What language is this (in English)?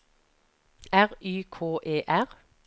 Norwegian